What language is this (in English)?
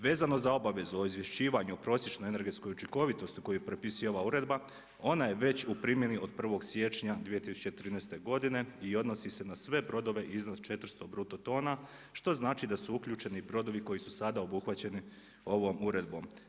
Croatian